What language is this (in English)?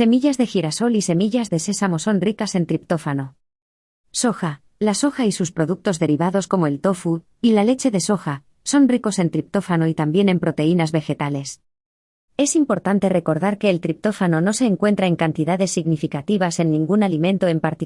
Spanish